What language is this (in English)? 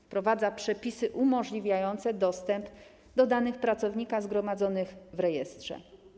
Polish